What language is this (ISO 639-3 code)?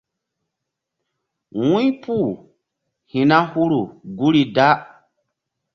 mdd